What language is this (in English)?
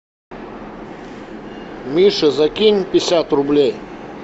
Russian